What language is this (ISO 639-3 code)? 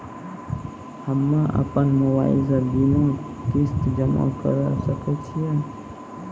mai